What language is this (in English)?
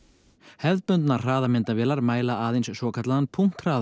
Icelandic